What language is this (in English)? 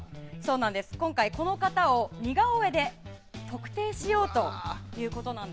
Japanese